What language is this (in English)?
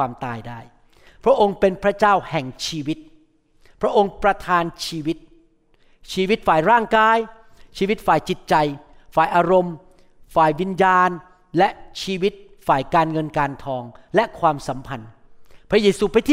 Thai